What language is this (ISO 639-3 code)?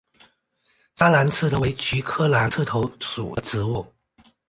zho